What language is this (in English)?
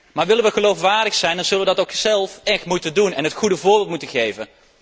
Dutch